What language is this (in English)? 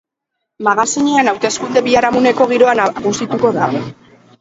Basque